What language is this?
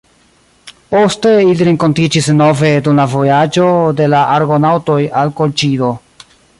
Esperanto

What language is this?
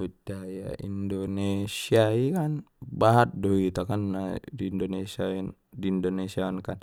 Batak Mandailing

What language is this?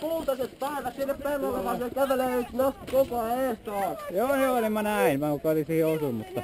Finnish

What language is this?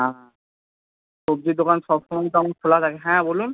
Bangla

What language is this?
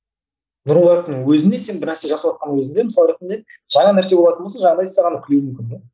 Kazakh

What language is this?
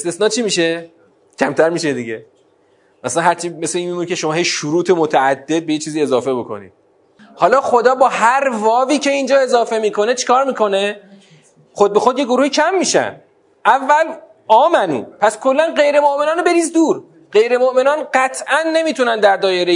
Persian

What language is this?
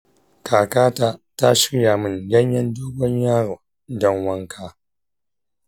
Hausa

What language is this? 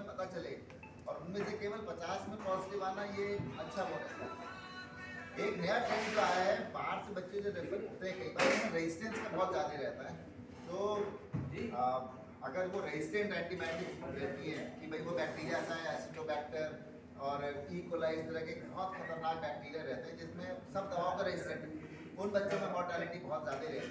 Hindi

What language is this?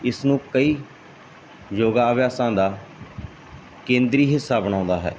Punjabi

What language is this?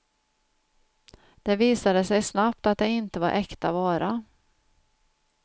Swedish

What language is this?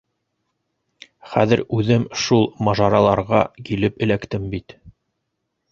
Bashkir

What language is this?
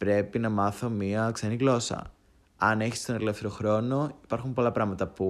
Greek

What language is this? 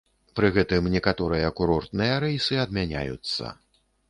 Belarusian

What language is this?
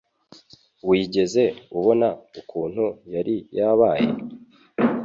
Kinyarwanda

